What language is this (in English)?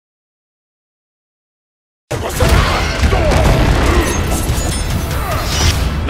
Spanish